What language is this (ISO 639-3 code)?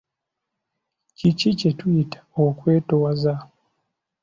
lug